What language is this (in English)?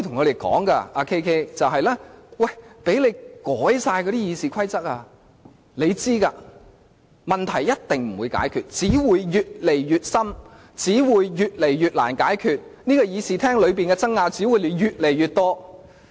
Cantonese